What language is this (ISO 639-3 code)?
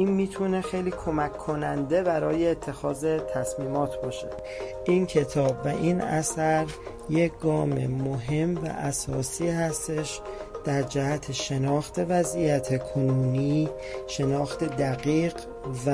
fas